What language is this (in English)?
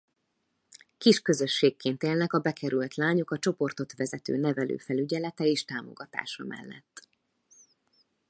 Hungarian